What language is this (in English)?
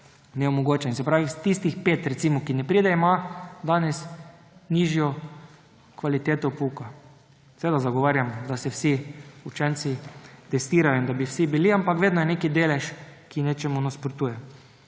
Slovenian